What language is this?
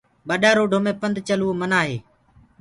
Gurgula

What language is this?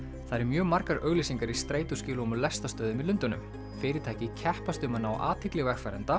Icelandic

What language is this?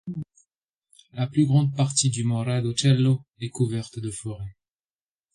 French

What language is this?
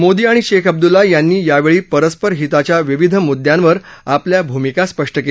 Marathi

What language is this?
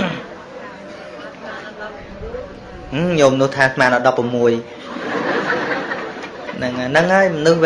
Vietnamese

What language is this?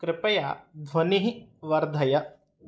Sanskrit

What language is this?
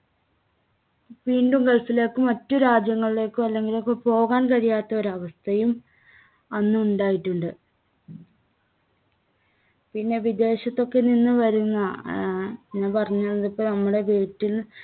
Malayalam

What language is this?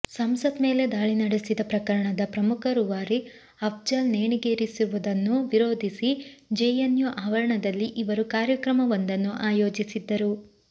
Kannada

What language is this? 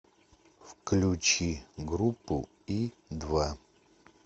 Russian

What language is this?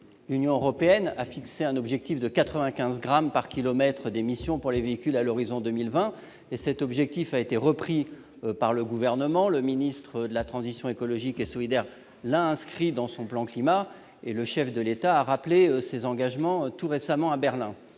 French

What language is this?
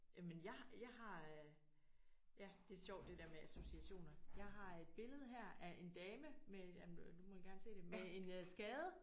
Danish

